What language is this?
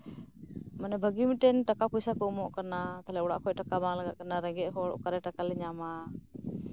Santali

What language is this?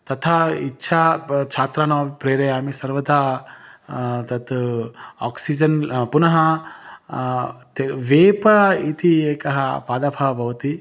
Sanskrit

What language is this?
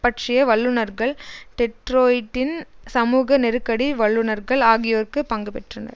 Tamil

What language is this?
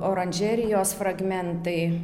Lithuanian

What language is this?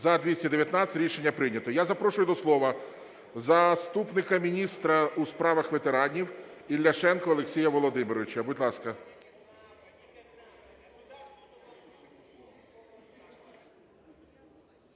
Ukrainian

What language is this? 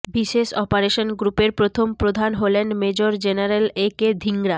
Bangla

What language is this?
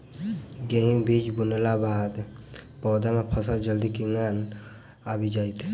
Maithili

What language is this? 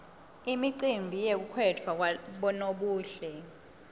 Swati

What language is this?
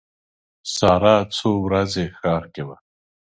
Pashto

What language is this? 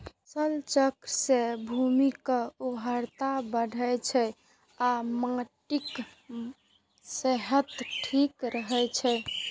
Maithili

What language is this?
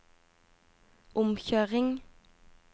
Norwegian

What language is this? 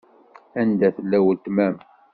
Kabyle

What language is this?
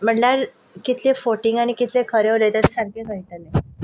Konkani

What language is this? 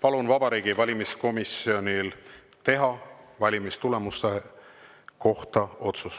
Estonian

